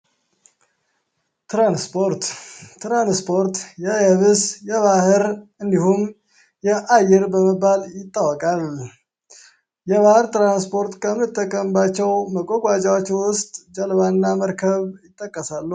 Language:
Amharic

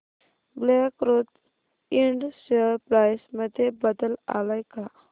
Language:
Marathi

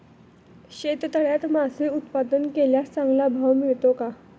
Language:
Marathi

